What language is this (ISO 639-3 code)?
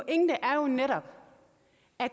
dan